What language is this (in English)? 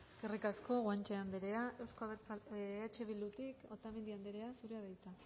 Basque